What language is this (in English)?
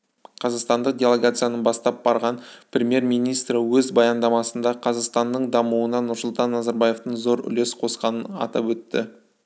Kazakh